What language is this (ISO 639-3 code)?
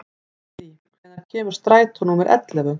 isl